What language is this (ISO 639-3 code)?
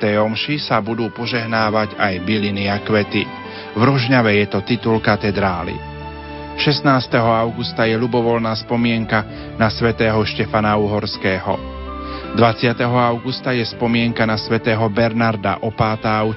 slk